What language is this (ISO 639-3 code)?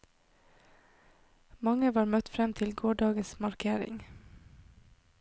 nor